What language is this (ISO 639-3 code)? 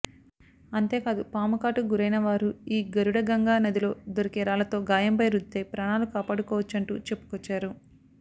tel